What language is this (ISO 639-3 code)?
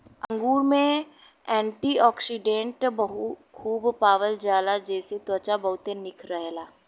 bho